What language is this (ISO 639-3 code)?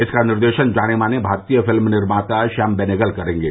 hin